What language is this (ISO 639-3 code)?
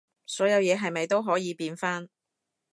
yue